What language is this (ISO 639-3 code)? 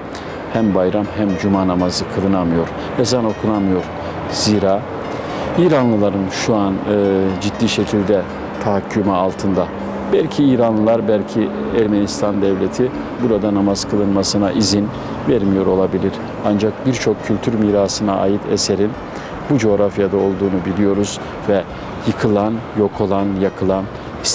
tur